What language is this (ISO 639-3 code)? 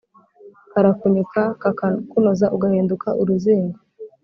kin